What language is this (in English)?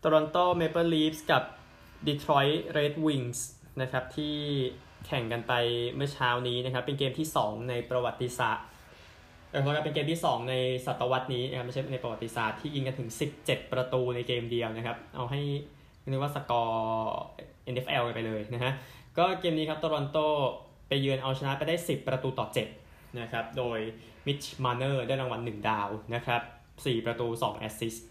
Thai